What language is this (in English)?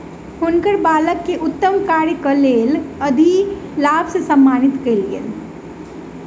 Maithili